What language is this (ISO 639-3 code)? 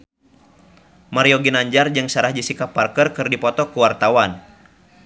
sun